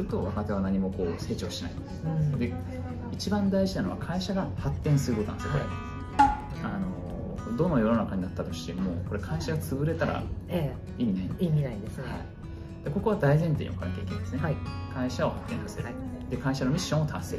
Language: Japanese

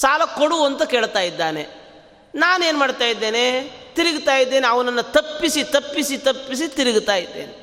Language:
Kannada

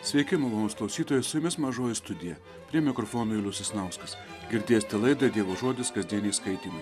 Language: Lithuanian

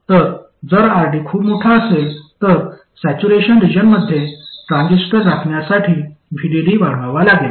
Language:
Marathi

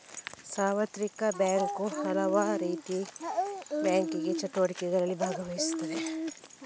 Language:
Kannada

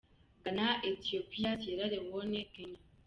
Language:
Kinyarwanda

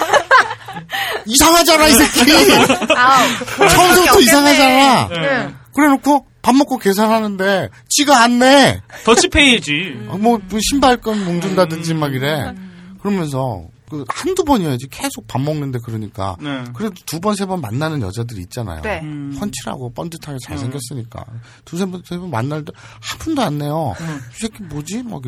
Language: Korean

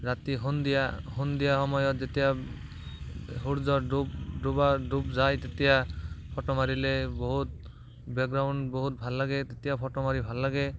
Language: Assamese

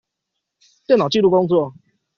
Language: Chinese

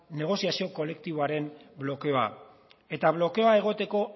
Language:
Basque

